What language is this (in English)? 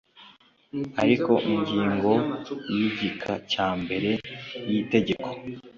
Kinyarwanda